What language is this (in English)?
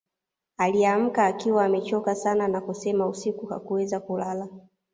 Swahili